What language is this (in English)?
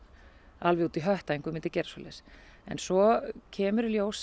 Icelandic